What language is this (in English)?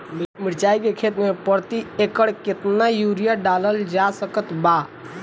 Bhojpuri